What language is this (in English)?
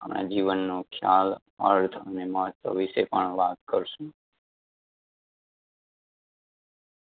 Gujarati